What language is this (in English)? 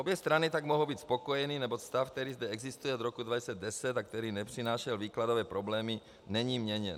Czech